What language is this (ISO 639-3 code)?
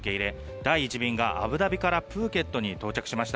jpn